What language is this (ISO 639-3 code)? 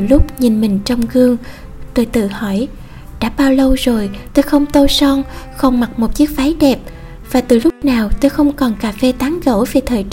vie